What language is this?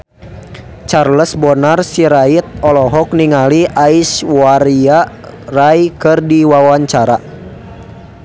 Sundanese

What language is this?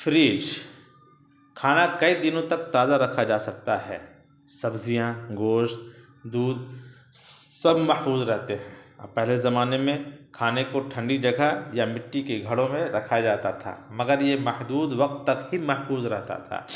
Urdu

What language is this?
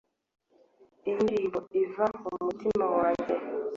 Kinyarwanda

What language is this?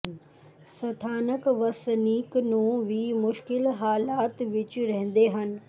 Punjabi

